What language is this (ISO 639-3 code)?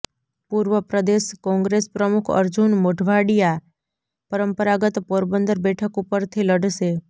guj